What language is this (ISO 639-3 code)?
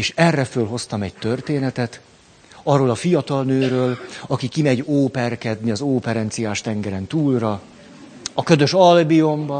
hun